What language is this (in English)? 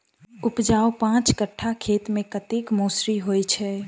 Maithili